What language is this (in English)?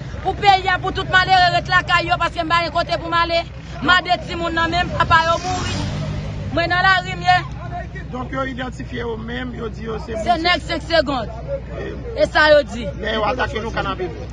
French